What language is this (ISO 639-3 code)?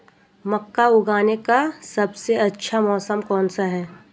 hin